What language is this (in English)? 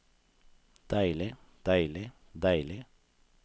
Norwegian